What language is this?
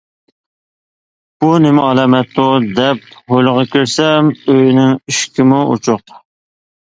Uyghur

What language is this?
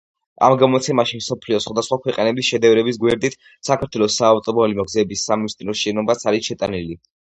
Georgian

